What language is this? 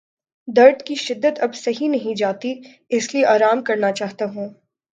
Urdu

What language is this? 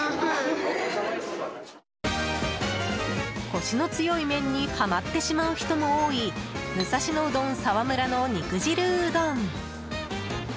Japanese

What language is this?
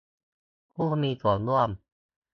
Thai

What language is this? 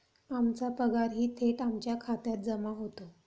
Marathi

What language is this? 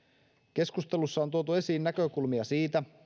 Finnish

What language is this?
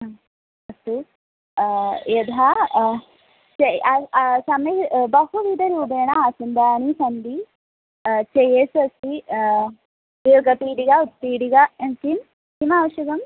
Sanskrit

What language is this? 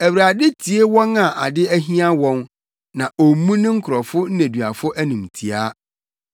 Akan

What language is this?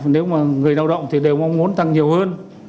Vietnamese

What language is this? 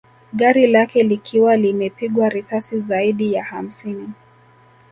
Swahili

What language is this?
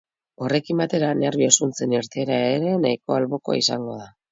Basque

